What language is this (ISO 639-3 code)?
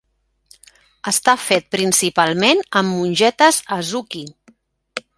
cat